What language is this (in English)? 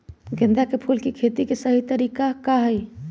Magahi